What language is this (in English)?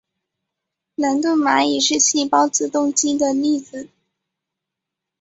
Chinese